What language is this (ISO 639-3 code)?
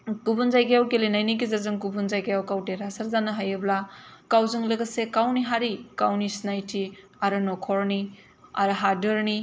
brx